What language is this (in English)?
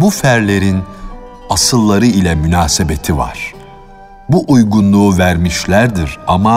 Turkish